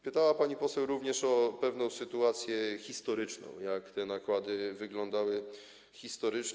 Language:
Polish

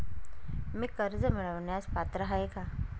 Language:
Marathi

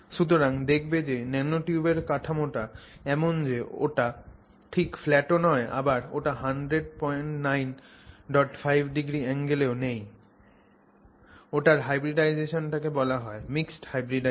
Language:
Bangla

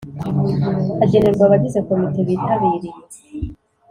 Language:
Kinyarwanda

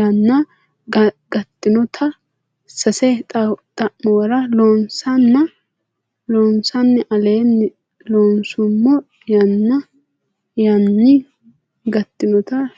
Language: Sidamo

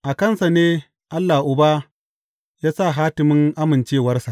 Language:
Hausa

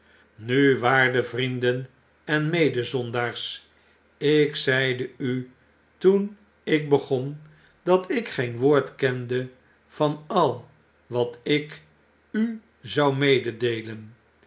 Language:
Dutch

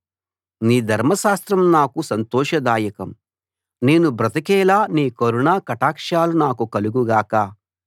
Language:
Telugu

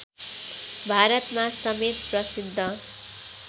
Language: Nepali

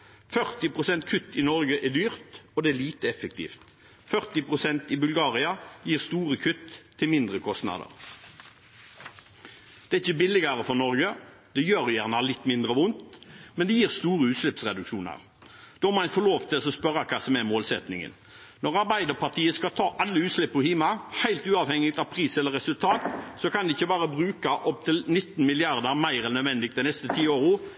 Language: Norwegian Bokmål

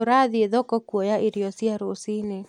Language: Kikuyu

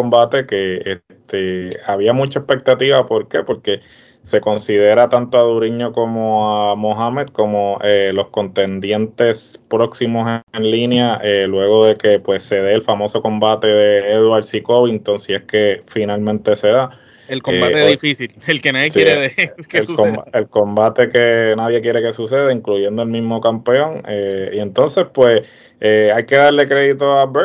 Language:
Spanish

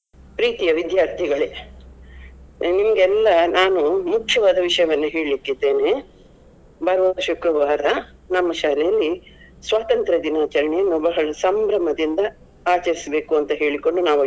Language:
Kannada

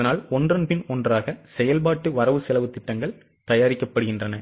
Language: Tamil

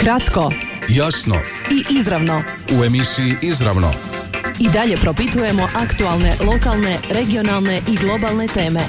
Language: Croatian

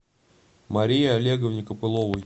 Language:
Russian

